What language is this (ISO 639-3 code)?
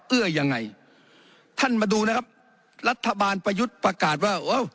tha